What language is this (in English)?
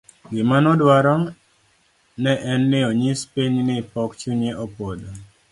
Luo (Kenya and Tanzania)